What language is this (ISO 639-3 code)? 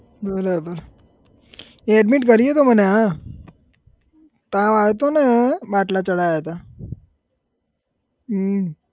guj